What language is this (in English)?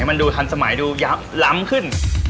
Thai